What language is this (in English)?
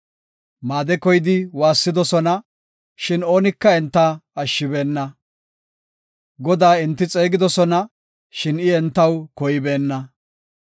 Gofa